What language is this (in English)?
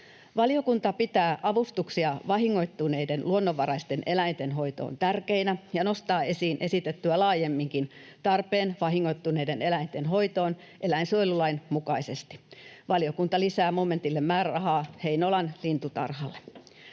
Finnish